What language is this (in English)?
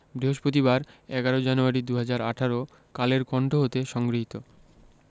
Bangla